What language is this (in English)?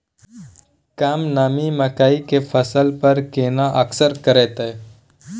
Maithili